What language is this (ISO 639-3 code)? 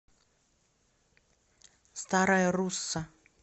rus